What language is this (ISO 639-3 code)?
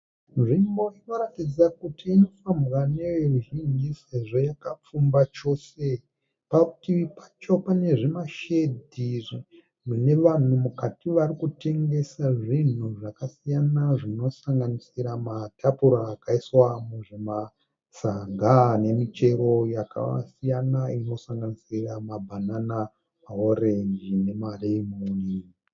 sna